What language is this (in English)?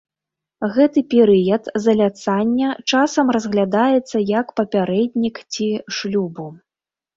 Belarusian